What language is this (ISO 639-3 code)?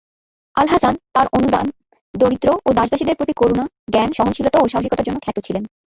ben